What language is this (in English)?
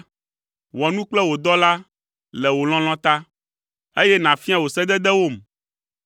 Ewe